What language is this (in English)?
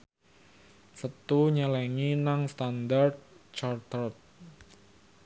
Javanese